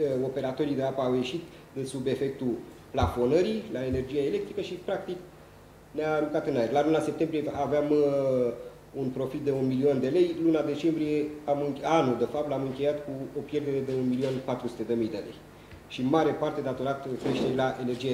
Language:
Romanian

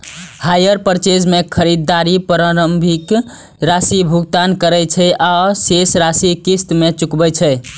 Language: Maithili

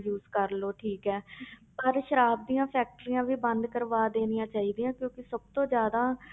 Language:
Punjabi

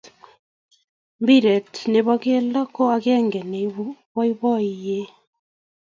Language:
Kalenjin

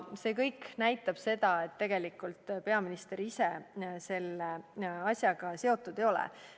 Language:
Estonian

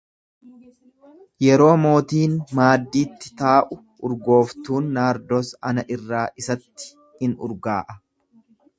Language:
Oromo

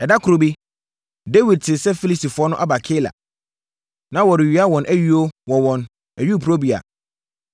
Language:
Akan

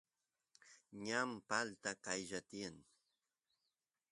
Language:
Santiago del Estero Quichua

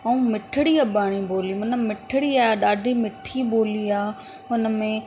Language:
Sindhi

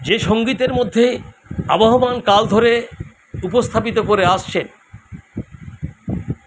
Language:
Bangla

